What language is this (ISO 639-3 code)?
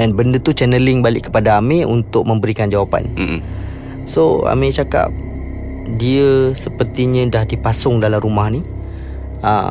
msa